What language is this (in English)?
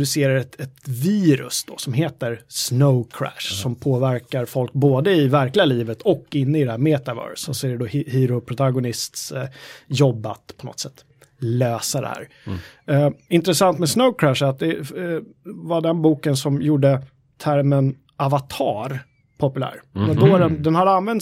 Swedish